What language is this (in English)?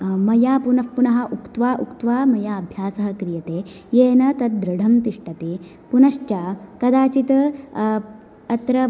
Sanskrit